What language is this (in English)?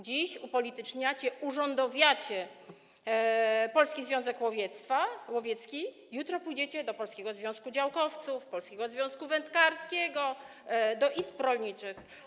Polish